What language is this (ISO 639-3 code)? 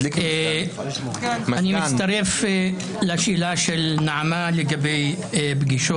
heb